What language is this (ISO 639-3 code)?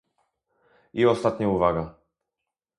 pol